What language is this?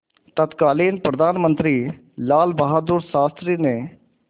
Hindi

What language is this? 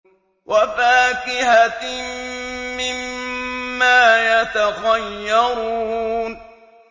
Arabic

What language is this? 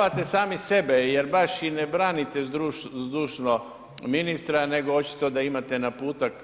Croatian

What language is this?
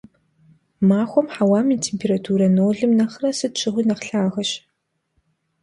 Kabardian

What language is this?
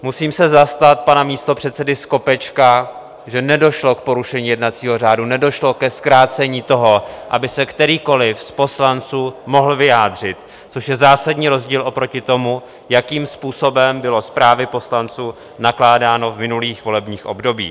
Czech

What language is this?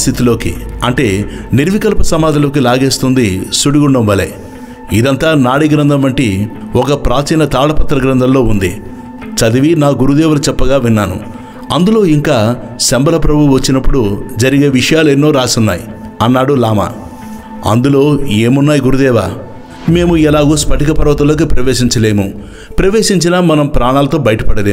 Telugu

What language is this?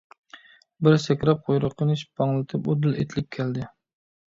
Uyghur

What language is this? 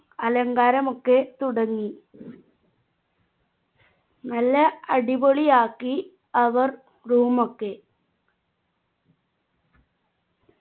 Malayalam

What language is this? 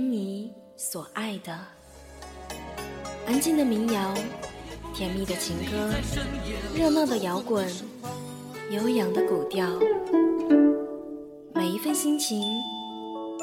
Chinese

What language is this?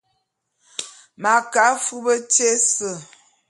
Bulu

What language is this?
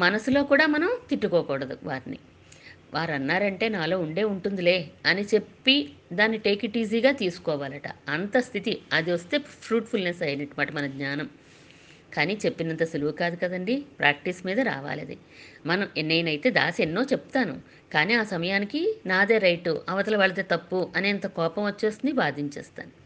Telugu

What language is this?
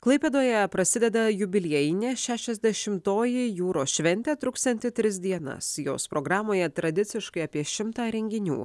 Lithuanian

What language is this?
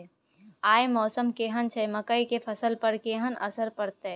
Maithili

